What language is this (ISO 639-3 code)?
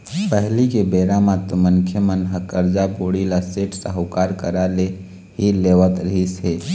hne